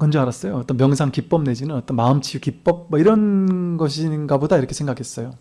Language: Korean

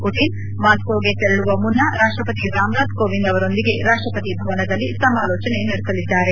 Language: Kannada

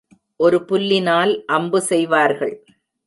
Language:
Tamil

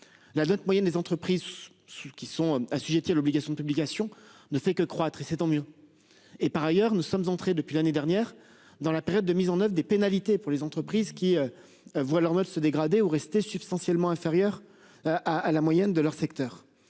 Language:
French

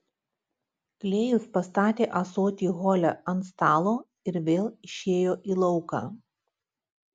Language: Lithuanian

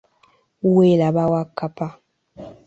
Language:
Ganda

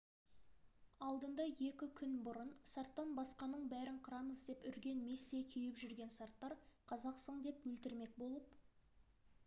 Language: Kazakh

